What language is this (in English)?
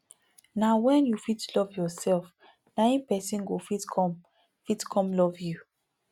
Nigerian Pidgin